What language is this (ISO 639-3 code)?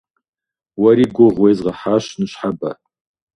kbd